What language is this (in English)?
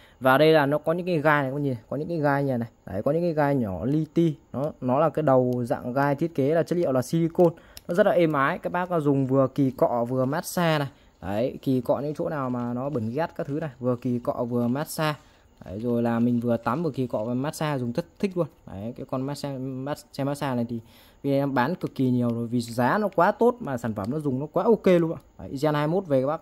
Vietnamese